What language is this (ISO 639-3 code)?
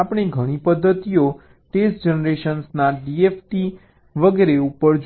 guj